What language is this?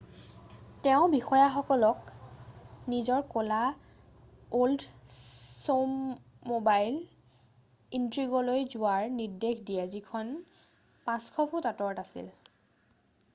Assamese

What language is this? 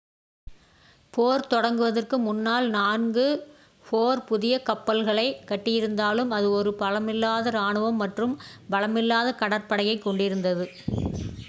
Tamil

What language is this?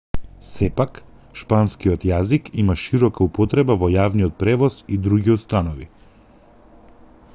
Macedonian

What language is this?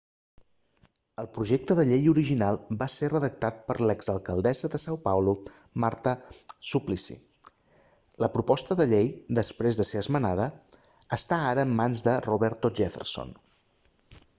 Catalan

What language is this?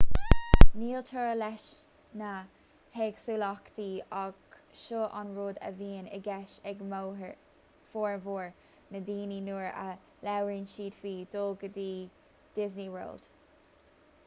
Irish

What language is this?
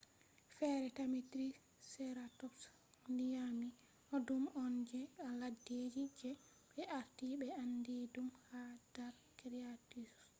Fula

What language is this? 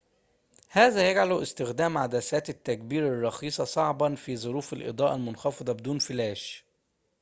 Arabic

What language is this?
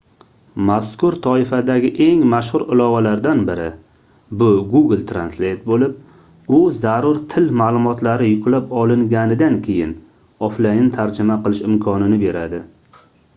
Uzbek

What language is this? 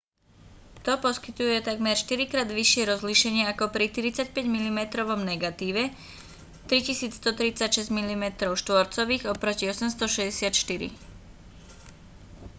Slovak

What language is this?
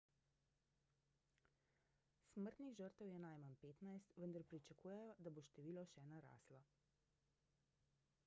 Slovenian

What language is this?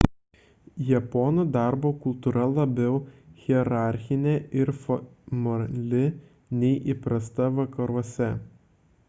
Lithuanian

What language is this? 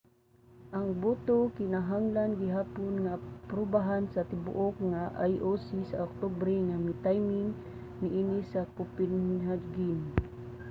Cebuano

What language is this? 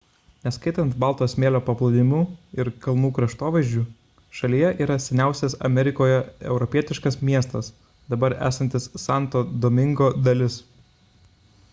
Lithuanian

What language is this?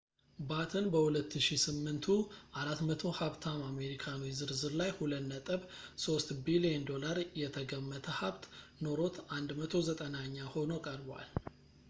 Amharic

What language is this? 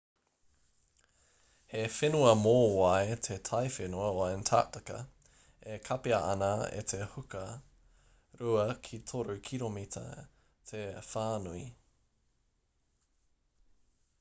Māori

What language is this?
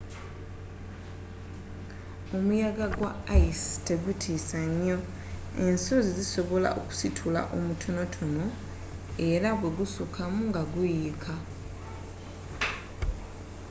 Ganda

